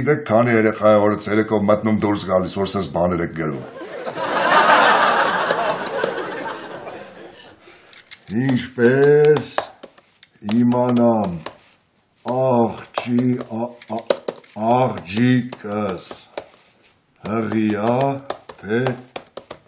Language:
Romanian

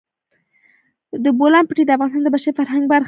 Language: Pashto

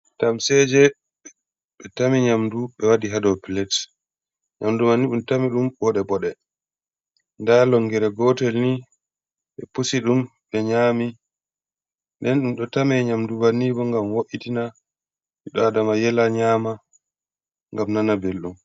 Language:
Fula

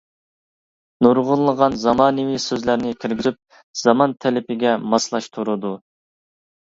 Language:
Uyghur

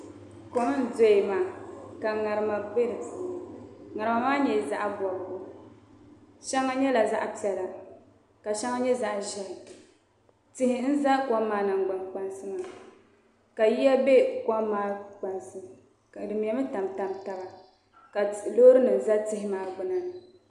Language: Dagbani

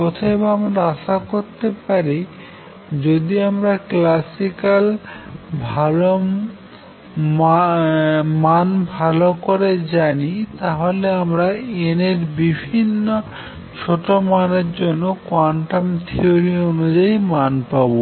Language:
Bangla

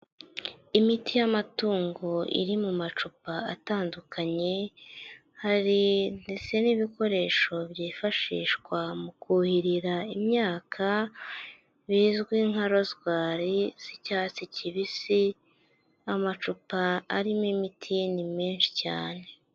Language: Kinyarwanda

